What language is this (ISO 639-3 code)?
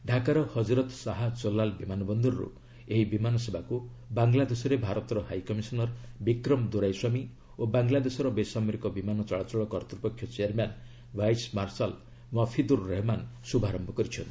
ori